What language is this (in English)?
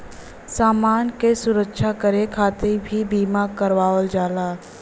Bhojpuri